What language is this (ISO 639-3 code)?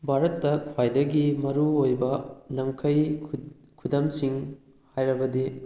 mni